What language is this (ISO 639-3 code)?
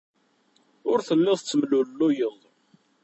kab